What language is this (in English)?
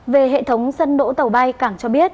Vietnamese